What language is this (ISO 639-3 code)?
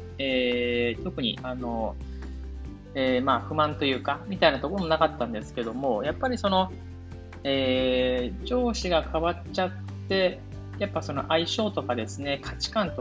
jpn